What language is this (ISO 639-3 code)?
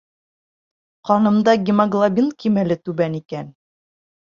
bak